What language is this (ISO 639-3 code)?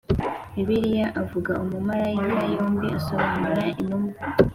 kin